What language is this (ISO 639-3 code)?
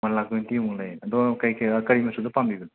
mni